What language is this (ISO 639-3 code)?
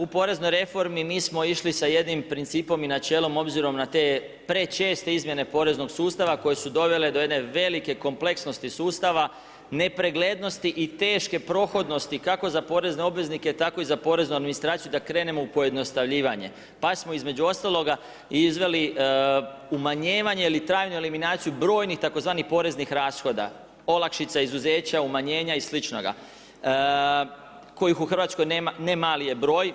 hrv